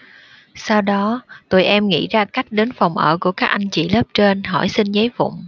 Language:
Vietnamese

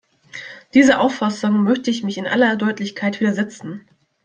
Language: German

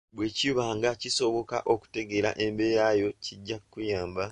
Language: Ganda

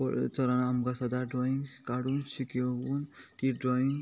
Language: Konkani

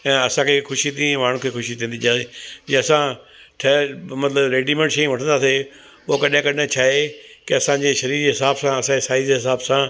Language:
Sindhi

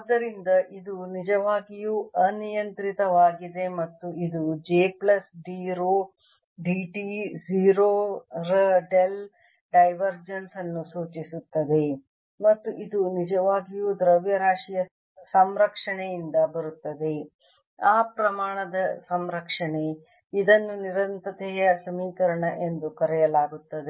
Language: Kannada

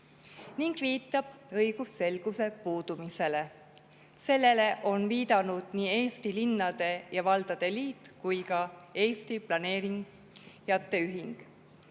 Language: Estonian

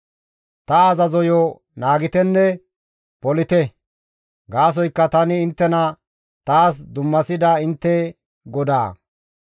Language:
Gamo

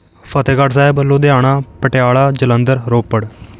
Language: Punjabi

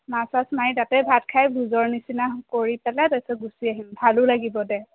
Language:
Assamese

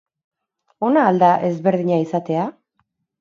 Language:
Basque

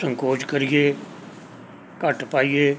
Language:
Punjabi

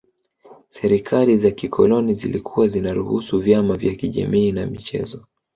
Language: Swahili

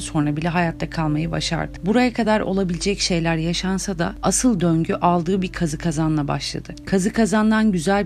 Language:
Turkish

